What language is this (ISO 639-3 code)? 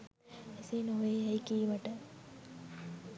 sin